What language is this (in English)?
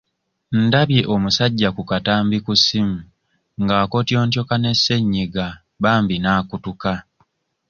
Ganda